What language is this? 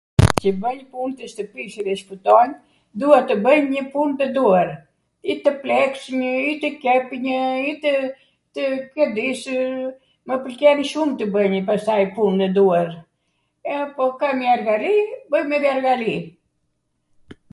Arvanitika Albanian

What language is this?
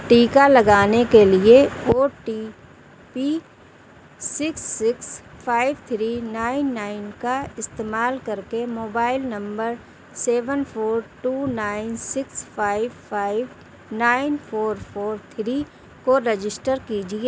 Urdu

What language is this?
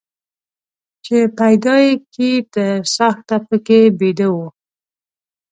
Pashto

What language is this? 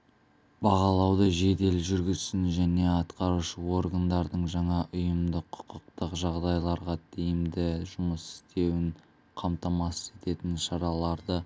Kazakh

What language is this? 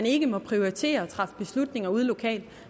Danish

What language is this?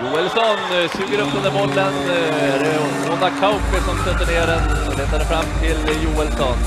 Swedish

